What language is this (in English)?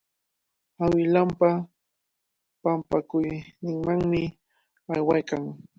Cajatambo North Lima Quechua